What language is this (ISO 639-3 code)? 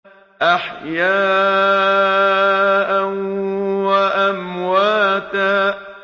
ara